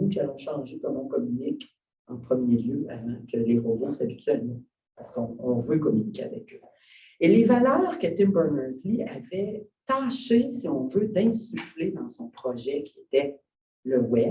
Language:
French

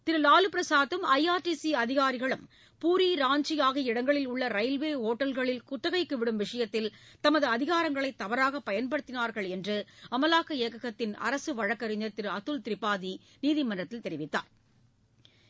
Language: Tamil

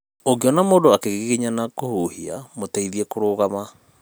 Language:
Kikuyu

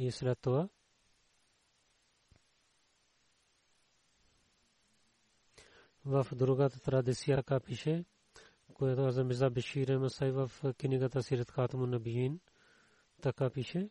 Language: Bulgarian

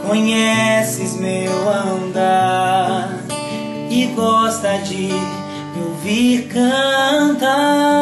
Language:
Latvian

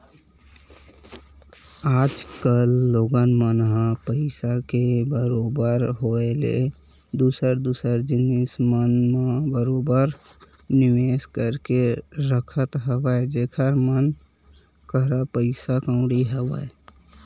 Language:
Chhattisgarhi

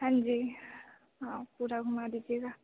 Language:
Hindi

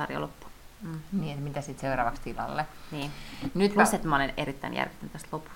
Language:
Finnish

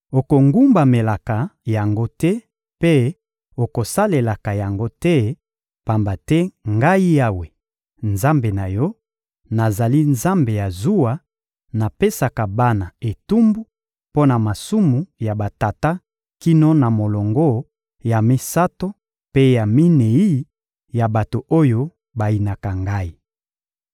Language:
Lingala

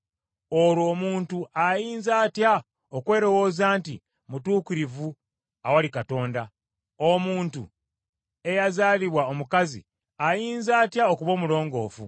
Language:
Ganda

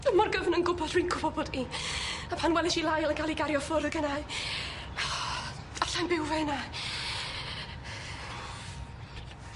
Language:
Welsh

